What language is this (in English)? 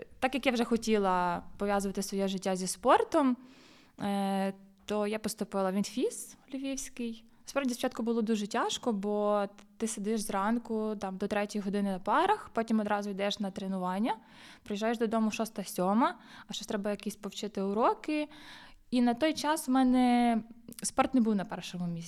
Ukrainian